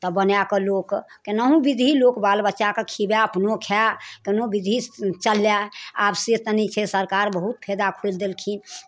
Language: Maithili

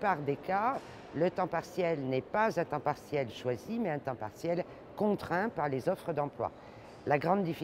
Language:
French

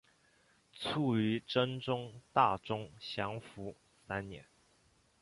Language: Chinese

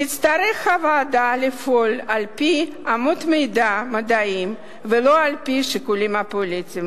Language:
Hebrew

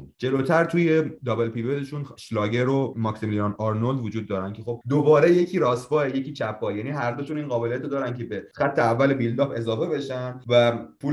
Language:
Persian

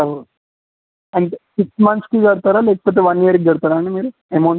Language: Telugu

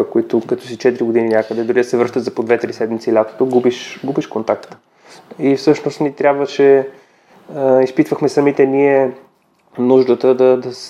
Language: Bulgarian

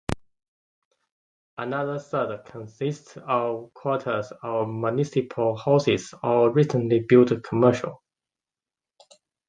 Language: English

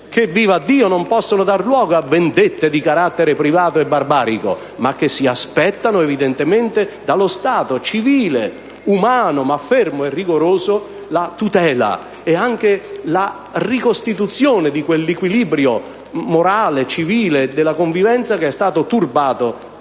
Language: Italian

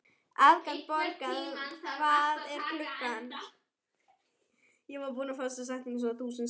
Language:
Icelandic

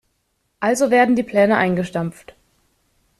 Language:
German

